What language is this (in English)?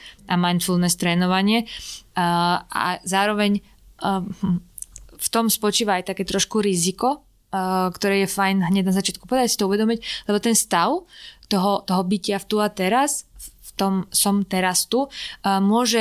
Slovak